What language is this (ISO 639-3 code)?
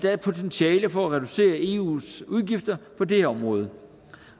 dan